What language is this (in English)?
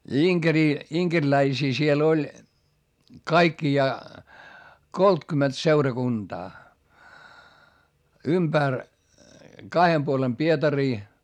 Finnish